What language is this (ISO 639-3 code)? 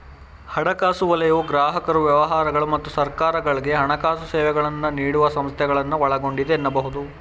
kan